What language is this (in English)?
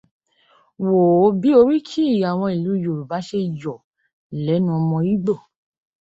Yoruba